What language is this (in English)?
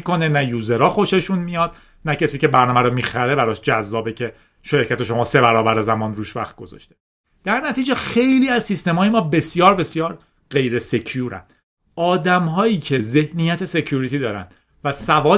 Persian